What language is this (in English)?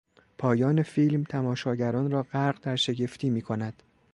Persian